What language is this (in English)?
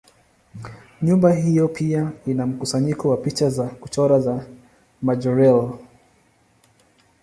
Swahili